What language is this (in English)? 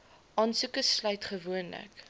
Afrikaans